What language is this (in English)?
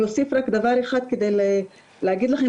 Hebrew